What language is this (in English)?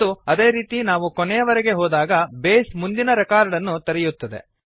Kannada